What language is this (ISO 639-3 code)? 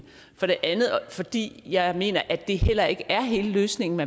dan